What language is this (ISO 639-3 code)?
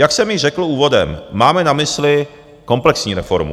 ces